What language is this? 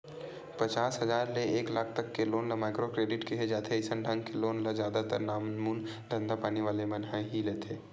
Chhattisgarhi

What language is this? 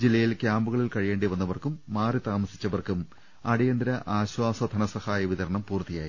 Malayalam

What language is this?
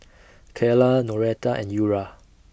English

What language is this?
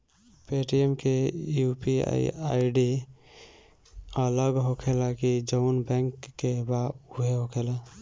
Bhojpuri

